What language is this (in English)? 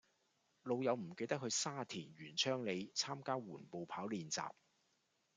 Cantonese